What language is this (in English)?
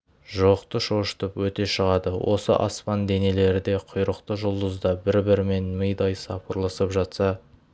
Kazakh